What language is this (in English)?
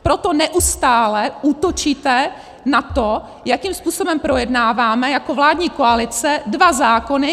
Czech